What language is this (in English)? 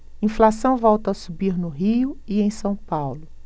Portuguese